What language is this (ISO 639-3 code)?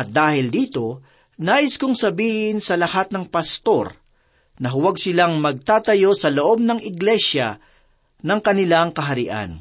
fil